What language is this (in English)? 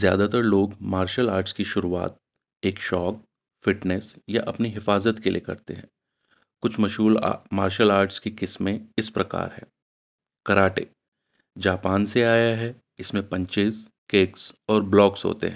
Urdu